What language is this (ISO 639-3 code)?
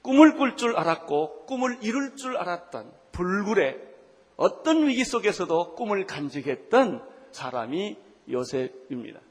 kor